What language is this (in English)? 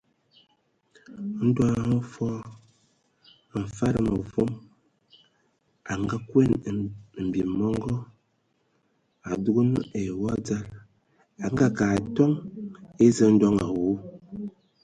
Ewondo